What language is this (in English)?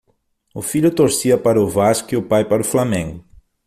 Portuguese